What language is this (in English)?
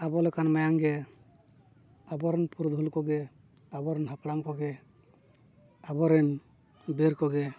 Santali